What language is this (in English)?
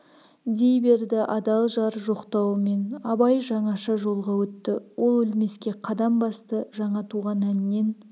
Kazakh